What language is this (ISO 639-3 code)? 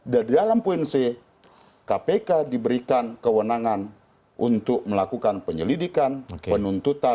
ind